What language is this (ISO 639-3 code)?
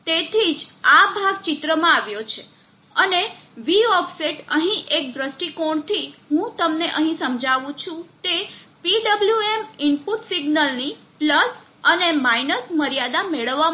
guj